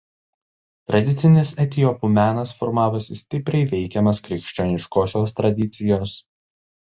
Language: Lithuanian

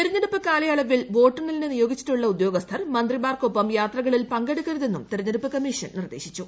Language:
Malayalam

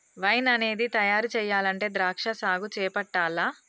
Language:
Telugu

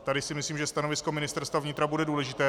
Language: Czech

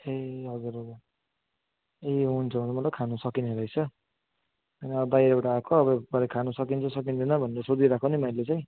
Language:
Nepali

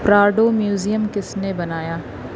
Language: Urdu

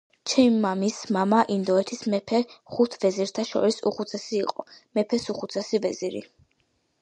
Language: Georgian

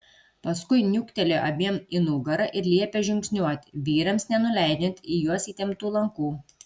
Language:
Lithuanian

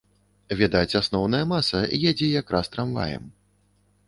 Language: Belarusian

